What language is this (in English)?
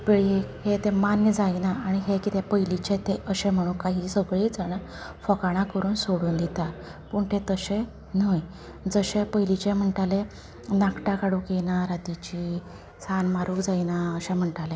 Konkani